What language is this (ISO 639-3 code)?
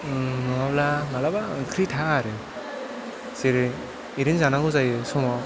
brx